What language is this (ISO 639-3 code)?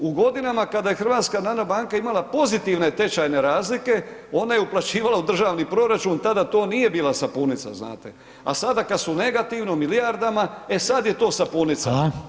hrv